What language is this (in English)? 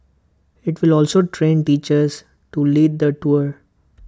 English